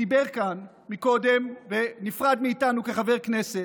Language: Hebrew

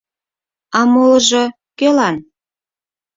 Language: Mari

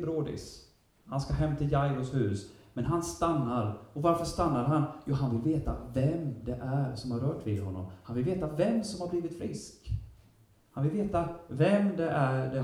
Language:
Swedish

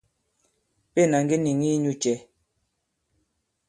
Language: Bankon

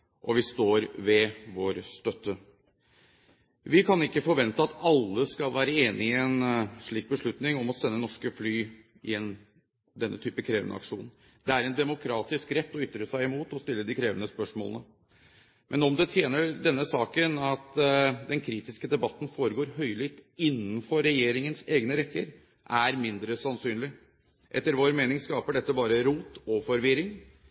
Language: Norwegian Bokmål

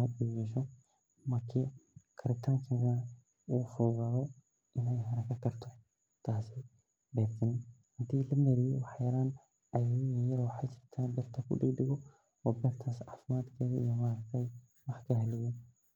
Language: Somali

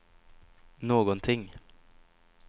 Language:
Swedish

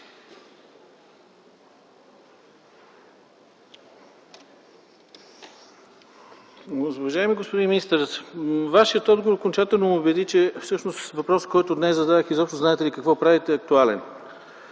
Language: Bulgarian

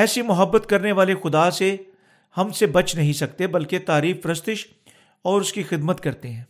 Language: Urdu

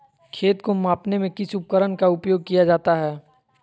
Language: Magahi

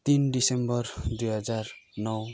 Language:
Nepali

